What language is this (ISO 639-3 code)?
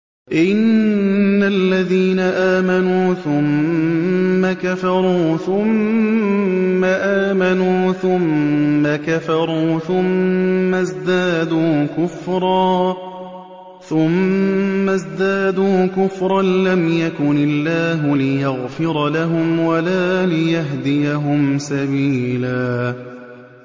ara